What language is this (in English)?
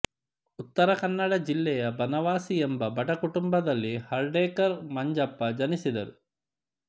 Kannada